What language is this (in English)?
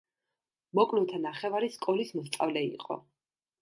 Georgian